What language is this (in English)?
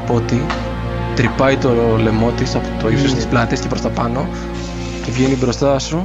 Greek